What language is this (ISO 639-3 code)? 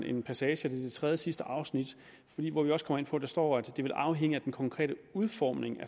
dan